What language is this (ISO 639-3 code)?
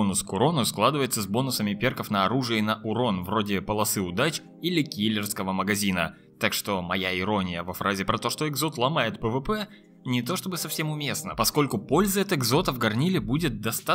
rus